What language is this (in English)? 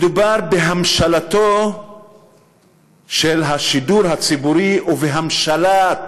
Hebrew